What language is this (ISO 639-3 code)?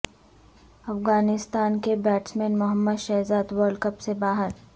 urd